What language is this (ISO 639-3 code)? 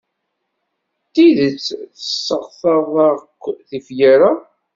kab